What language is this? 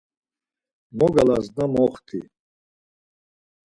Laz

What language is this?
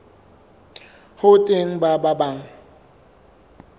Southern Sotho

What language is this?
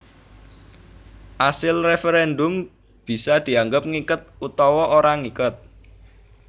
Javanese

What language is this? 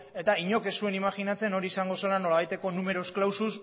Basque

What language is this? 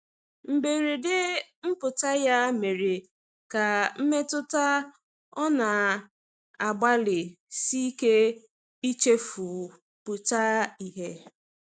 Igbo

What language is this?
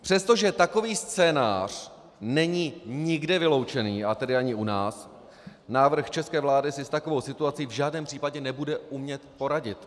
Czech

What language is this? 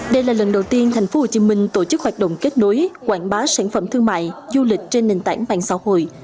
Vietnamese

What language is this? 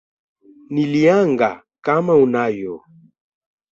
Swahili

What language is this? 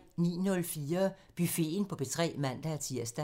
Danish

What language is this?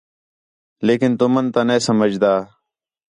Khetrani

